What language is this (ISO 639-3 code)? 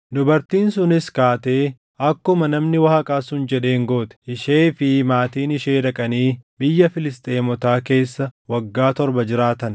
orm